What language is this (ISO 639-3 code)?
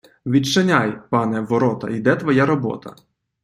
ukr